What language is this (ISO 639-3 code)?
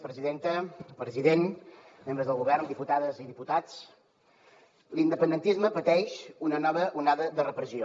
cat